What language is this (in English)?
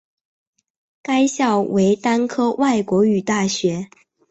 Chinese